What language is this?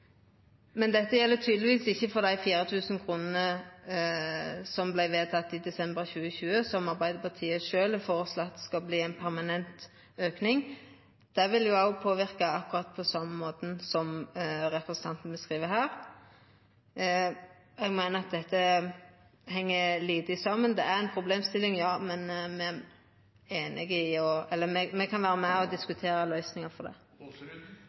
Norwegian Nynorsk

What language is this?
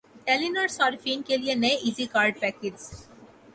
Urdu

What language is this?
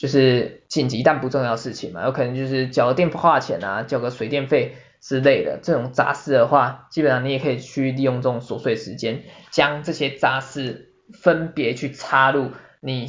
Chinese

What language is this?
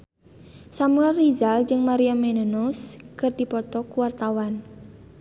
Sundanese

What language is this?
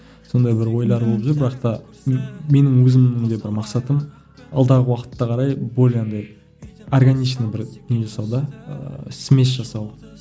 Kazakh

